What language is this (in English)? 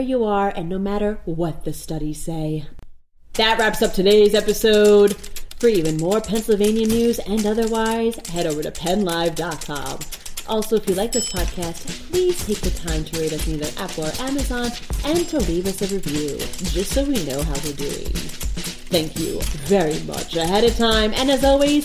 English